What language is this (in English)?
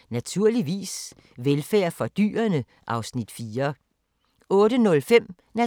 Danish